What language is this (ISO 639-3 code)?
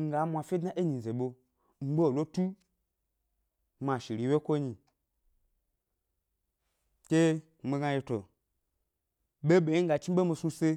gby